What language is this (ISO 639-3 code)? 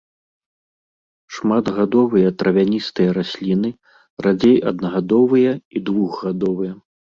bel